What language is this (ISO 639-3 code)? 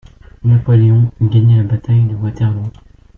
fra